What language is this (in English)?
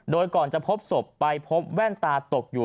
Thai